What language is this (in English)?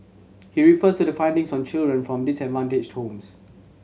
English